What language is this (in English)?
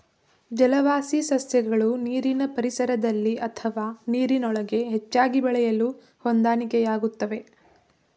Kannada